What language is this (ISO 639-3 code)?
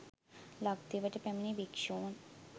sin